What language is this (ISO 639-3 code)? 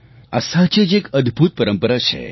guj